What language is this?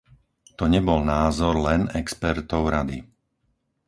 Slovak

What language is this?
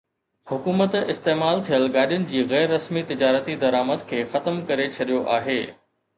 Sindhi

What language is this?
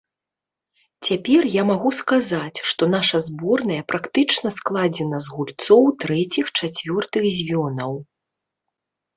Belarusian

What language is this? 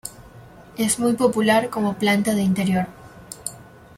Spanish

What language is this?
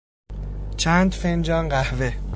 Persian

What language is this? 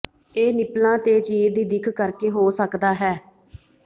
Punjabi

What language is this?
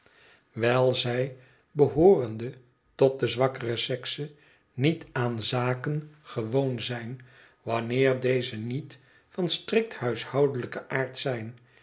Dutch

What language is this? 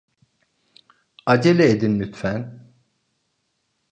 Turkish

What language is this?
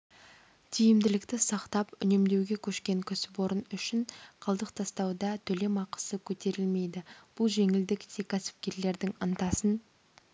Kazakh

